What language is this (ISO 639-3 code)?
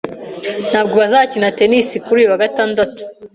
kin